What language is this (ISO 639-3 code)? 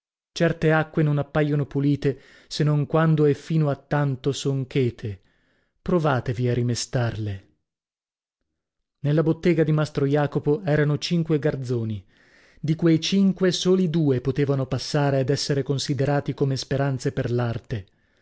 ita